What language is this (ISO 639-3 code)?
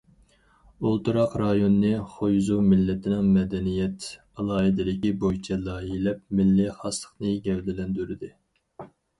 uig